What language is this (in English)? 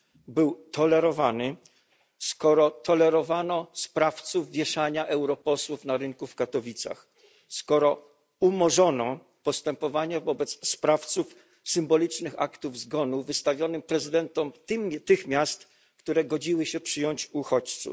Polish